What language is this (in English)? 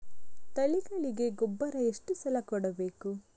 Kannada